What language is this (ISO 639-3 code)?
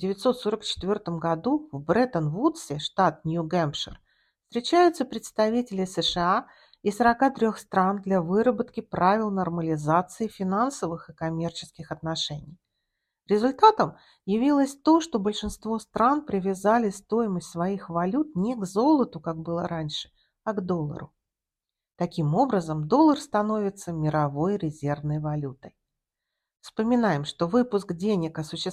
rus